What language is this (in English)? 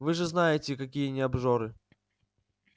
Russian